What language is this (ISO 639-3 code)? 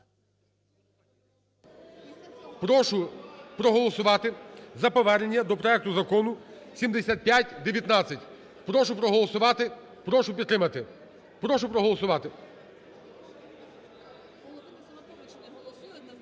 ukr